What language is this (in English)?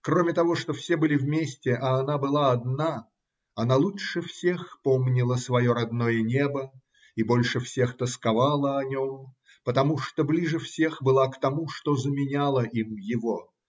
Russian